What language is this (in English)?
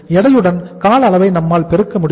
Tamil